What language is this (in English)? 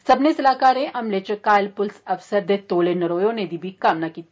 Dogri